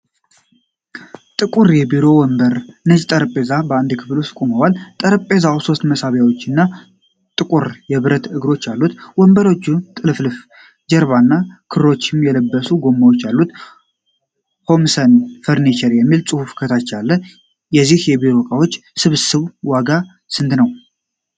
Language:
Amharic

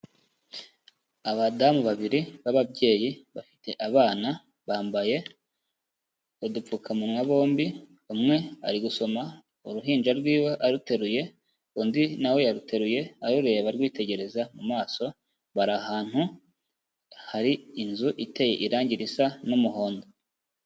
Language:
Kinyarwanda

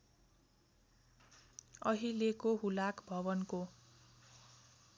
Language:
Nepali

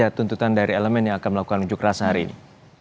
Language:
Indonesian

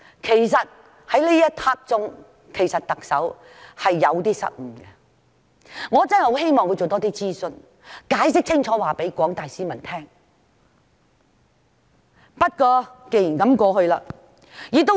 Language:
Cantonese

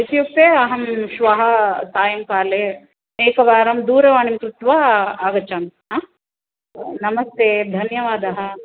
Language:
Sanskrit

